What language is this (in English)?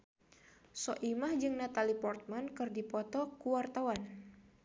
Sundanese